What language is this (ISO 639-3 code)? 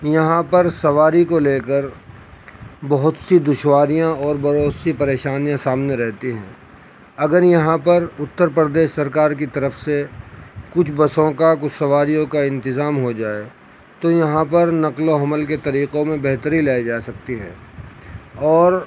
urd